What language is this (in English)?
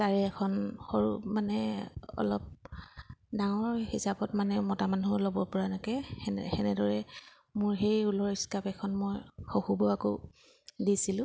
Assamese